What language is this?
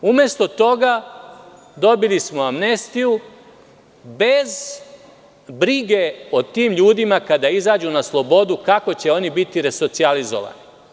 Serbian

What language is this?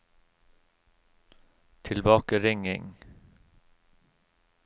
Norwegian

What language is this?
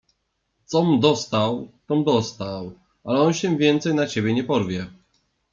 Polish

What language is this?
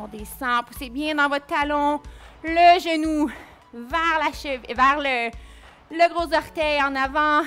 French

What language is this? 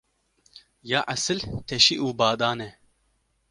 Kurdish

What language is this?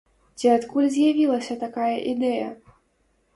Belarusian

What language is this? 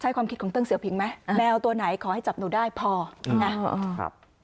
Thai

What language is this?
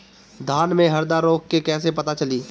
Bhojpuri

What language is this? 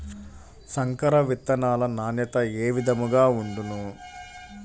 Telugu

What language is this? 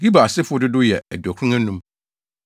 Akan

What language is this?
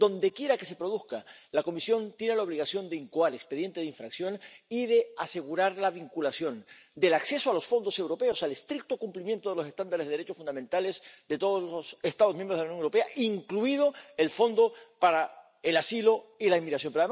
Spanish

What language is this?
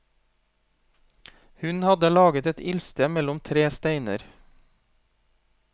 Norwegian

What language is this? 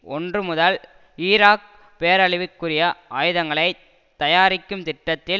Tamil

